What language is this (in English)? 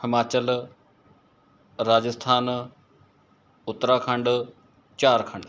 Punjabi